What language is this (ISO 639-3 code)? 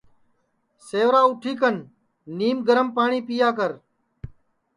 ssi